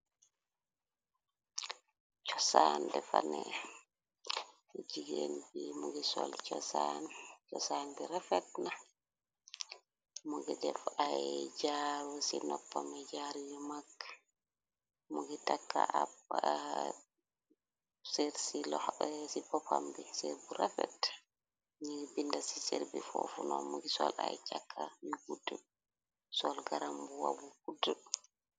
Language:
Wolof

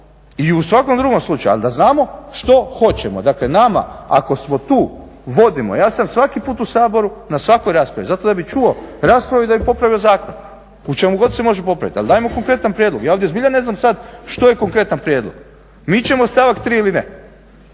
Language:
Croatian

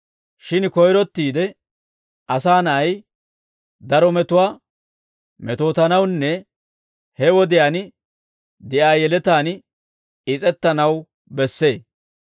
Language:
Dawro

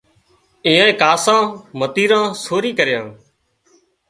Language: Wadiyara Koli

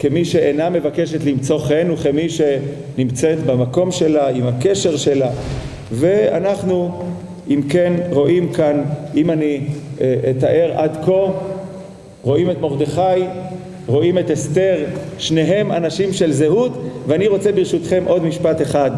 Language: Hebrew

